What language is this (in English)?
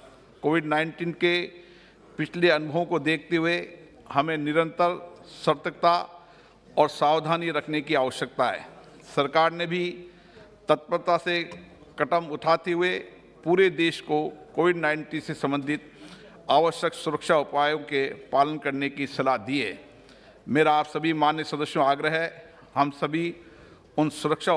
Hindi